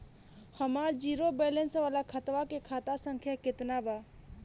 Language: Bhojpuri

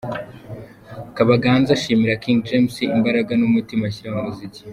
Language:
Kinyarwanda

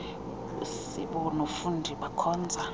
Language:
Xhosa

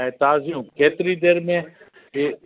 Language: Sindhi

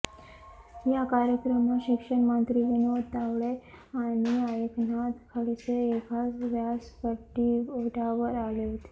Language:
Marathi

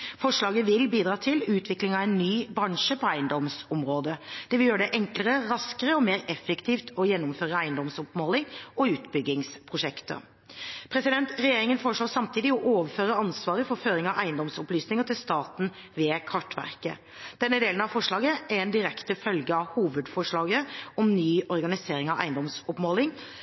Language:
Norwegian Bokmål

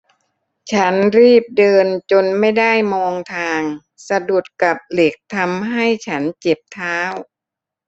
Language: Thai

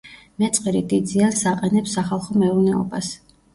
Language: Georgian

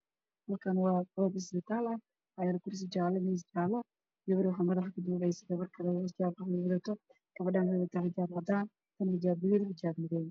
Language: Somali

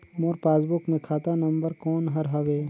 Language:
Chhattisgarhi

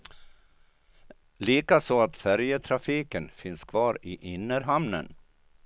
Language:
Swedish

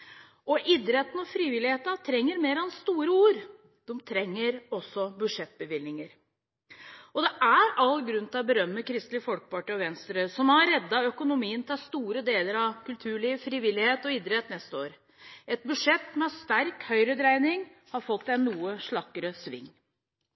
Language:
Norwegian Bokmål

